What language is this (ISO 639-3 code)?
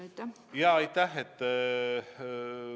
est